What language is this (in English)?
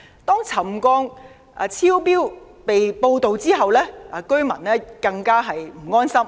Cantonese